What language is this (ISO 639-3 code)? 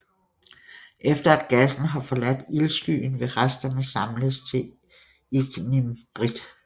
dan